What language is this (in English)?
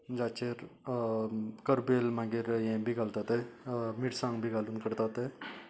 Konkani